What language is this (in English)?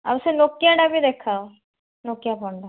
Odia